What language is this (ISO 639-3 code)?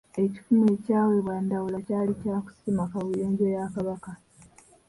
lug